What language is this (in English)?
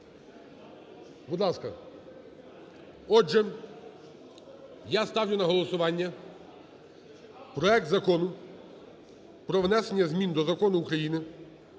Ukrainian